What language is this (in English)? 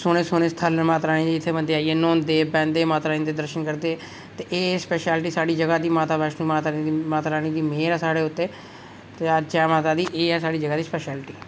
Dogri